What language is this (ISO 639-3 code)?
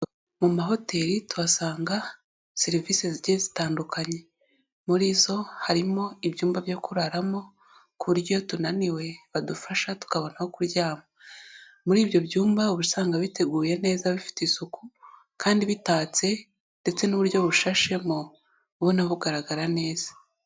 kin